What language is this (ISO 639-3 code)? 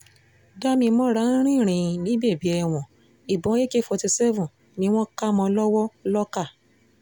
yor